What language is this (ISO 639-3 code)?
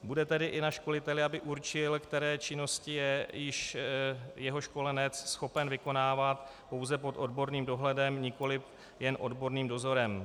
ces